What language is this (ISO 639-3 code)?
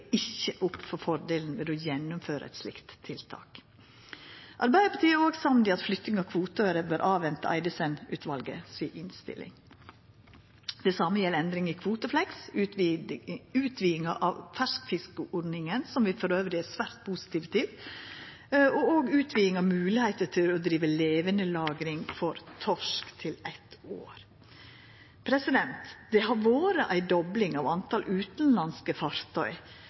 nno